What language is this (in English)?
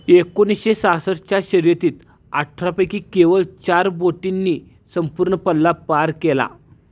Marathi